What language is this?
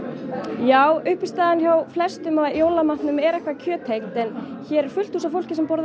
Icelandic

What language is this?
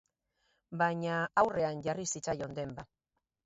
Basque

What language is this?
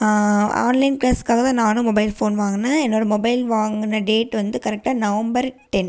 Tamil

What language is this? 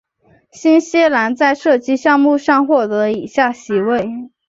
Chinese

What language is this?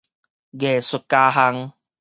Min Nan Chinese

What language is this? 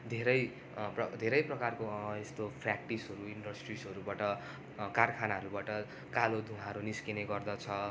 Nepali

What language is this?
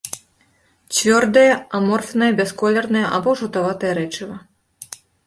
Belarusian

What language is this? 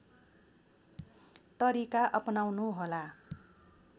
Nepali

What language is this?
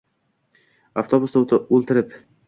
Uzbek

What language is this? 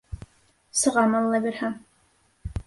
Bashkir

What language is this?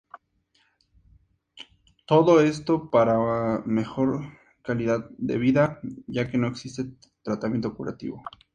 Spanish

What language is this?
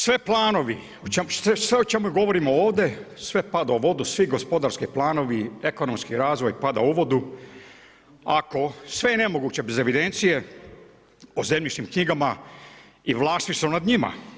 Croatian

